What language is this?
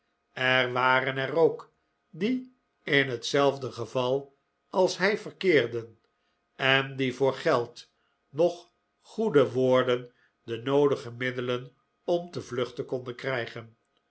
Dutch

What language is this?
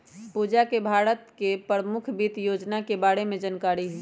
Magahi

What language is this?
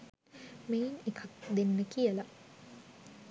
Sinhala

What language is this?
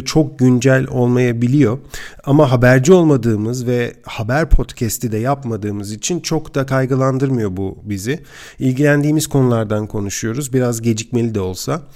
Turkish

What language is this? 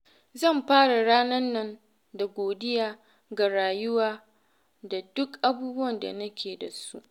Hausa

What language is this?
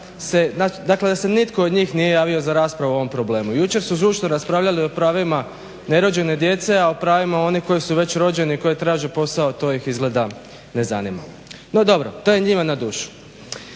Croatian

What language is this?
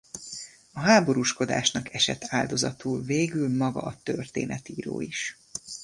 Hungarian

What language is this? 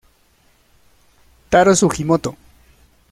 Spanish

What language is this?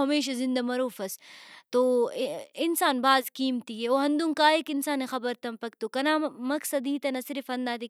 Brahui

